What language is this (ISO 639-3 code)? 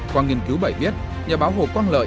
vie